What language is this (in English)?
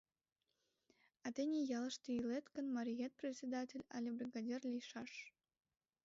Mari